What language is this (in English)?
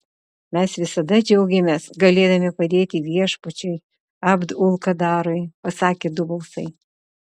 Lithuanian